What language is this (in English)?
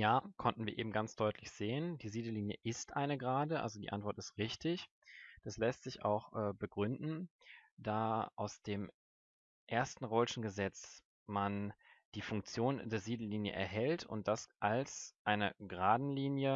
German